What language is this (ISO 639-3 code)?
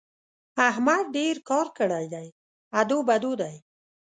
pus